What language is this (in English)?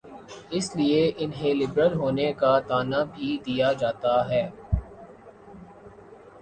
Urdu